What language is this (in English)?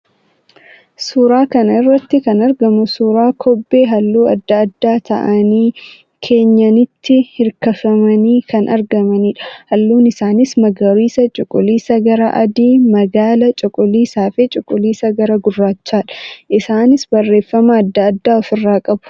Oromo